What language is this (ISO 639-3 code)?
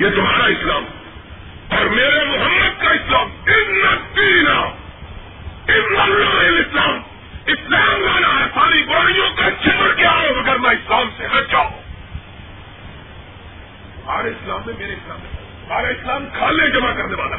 urd